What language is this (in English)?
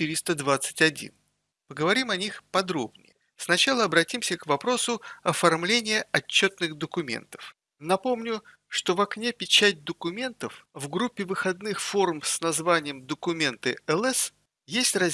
Russian